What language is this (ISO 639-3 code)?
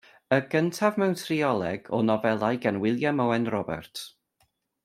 cym